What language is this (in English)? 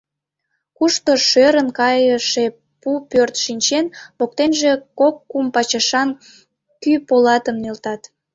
Mari